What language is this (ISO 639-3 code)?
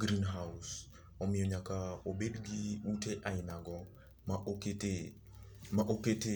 luo